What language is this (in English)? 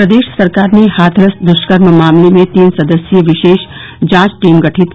Hindi